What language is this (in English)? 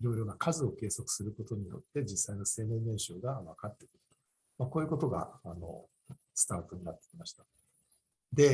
Japanese